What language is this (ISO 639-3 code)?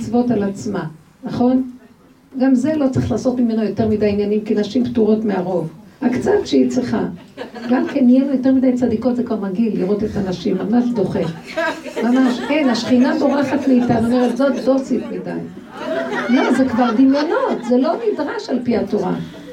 heb